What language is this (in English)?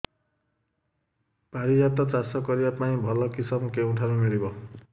Odia